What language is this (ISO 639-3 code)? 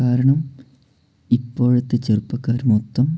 mal